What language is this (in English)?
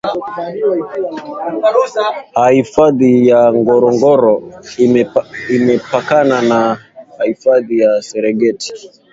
Swahili